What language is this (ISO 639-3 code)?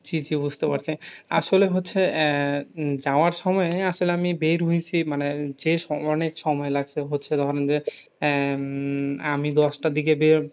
ben